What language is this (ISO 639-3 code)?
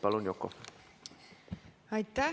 est